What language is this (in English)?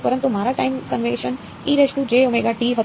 Gujarati